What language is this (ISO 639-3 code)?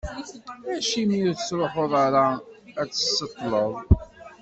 kab